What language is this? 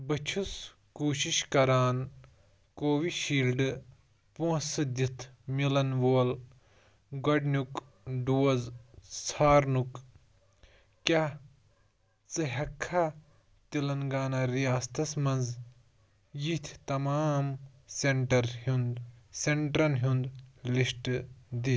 Kashmiri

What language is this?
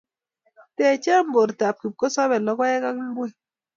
Kalenjin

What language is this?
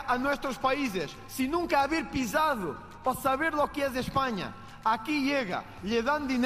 Portuguese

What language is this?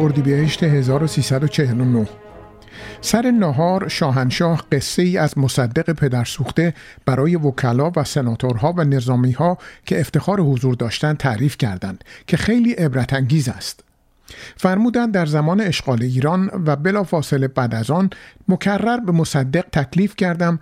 Persian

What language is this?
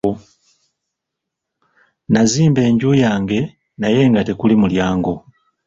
Ganda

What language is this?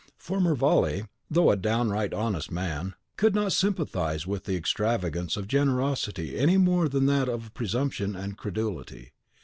English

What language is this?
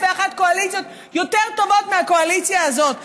Hebrew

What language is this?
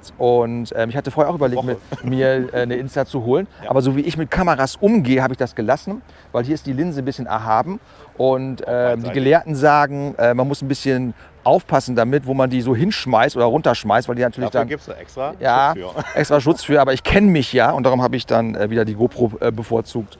German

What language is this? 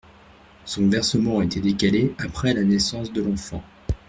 French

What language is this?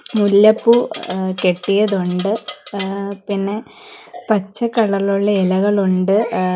Malayalam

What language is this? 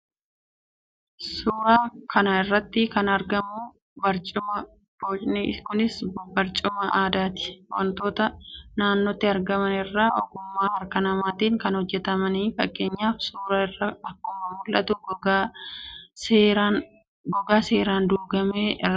Oromo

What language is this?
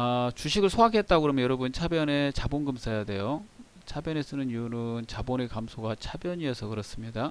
Korean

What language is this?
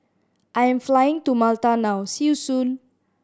English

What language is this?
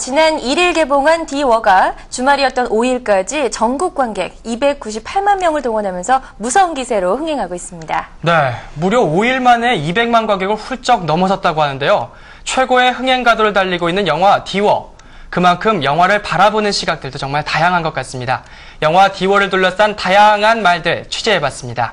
Korean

